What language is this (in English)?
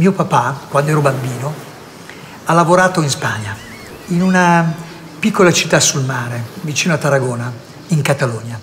Italian